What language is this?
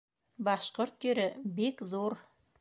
Bashkir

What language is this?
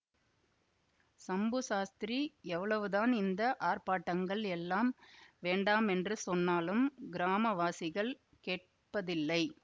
Tamil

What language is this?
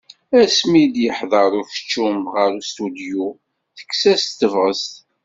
Kabyle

